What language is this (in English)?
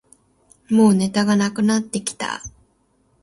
Japanese